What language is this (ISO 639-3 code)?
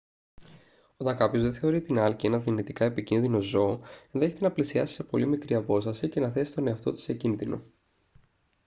ell